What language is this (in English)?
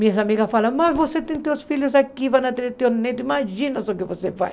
Portuguese